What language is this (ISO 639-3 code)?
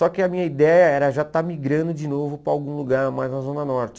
por